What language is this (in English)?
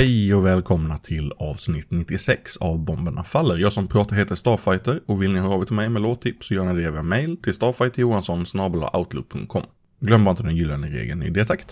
Swedish